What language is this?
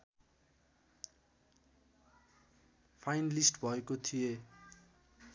Nepali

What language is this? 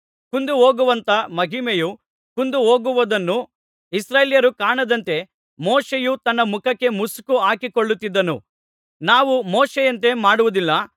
Kannada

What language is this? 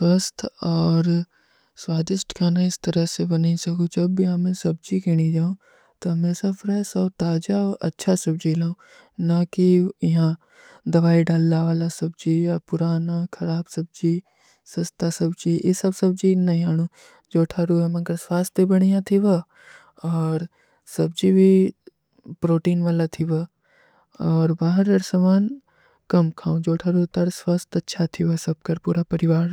Kui (India)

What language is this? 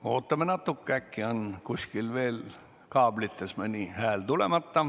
Estonian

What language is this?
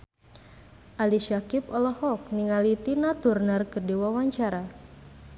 Sundanese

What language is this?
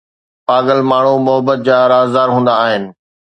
Sindhi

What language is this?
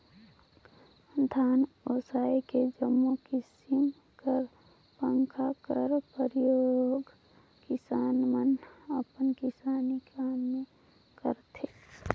Chhattisgarhi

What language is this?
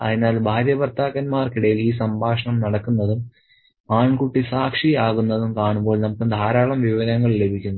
Malayalam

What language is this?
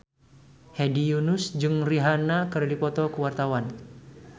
Sundanese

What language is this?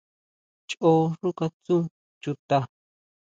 Huautla Mazatec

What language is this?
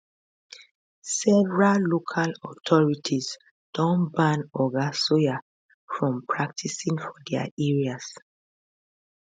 Nigerian Pidgin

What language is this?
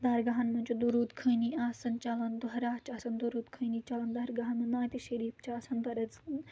Kashmiri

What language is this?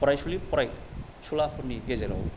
Bodo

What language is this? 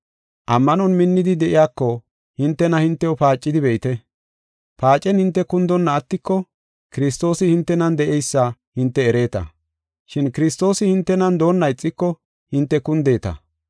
Gofa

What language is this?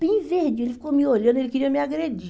Portuguese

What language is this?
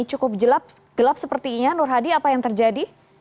Indonesian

